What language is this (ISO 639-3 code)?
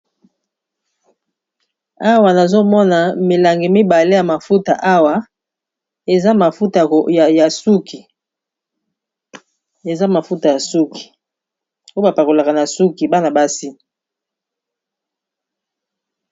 lin